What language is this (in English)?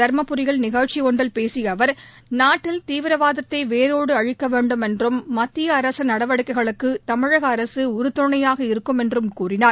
Tamil